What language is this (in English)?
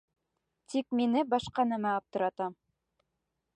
Bashkir